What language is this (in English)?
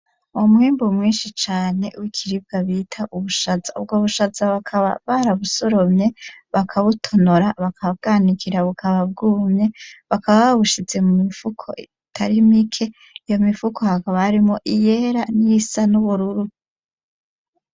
Rundi